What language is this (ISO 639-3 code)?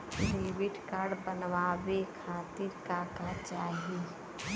bho